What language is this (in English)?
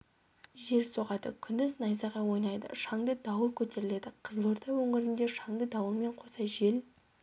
Kazakh